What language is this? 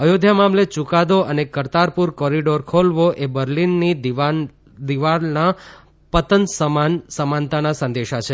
Gujarati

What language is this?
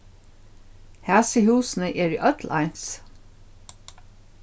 Faroese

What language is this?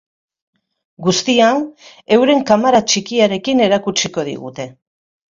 Basque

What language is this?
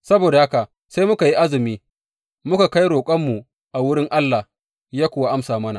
Hausa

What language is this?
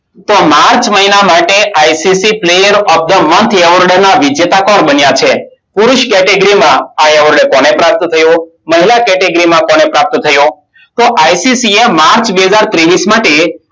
Gujarati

